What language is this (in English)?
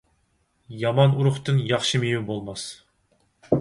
Uyghur